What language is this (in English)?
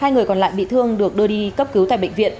Vietnamese